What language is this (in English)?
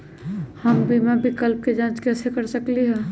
Magahi